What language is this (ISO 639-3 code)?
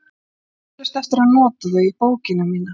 isl